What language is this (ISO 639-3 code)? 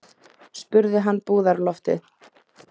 isl